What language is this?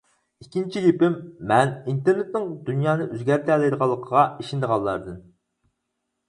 Uyghur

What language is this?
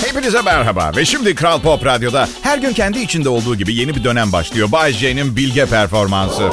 Turkish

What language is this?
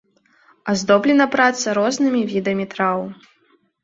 Belarusian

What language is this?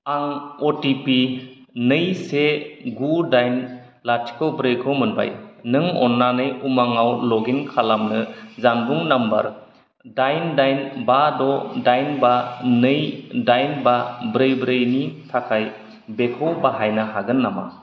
Bodo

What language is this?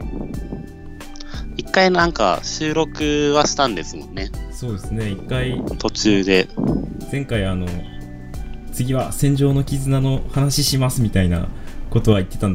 Japanese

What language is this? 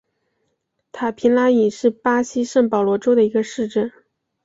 Chinese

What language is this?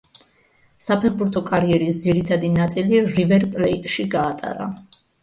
Georgian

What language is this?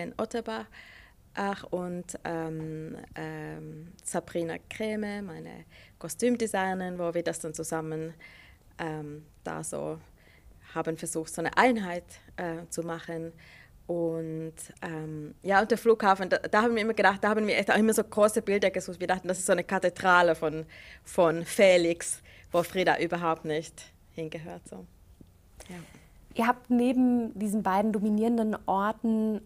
German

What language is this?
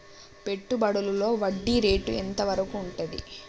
Telugu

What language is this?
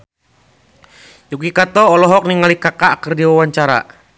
Sundanese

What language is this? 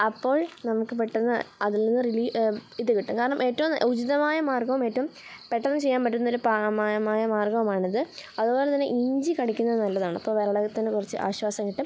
Malayalam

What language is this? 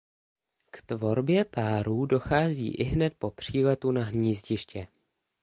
Czech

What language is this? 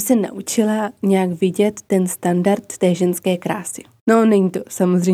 Czech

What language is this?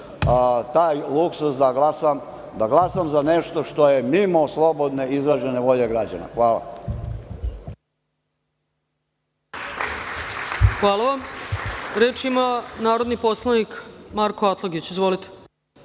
Serbian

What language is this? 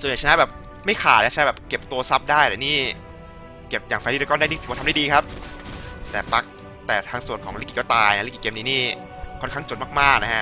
Thai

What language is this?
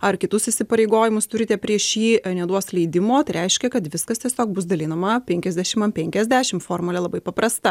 Lithuanian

